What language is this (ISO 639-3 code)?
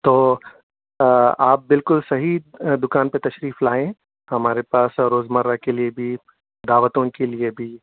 urd